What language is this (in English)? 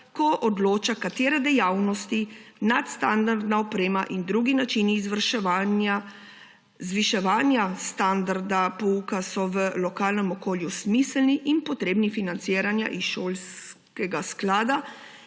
Slovenian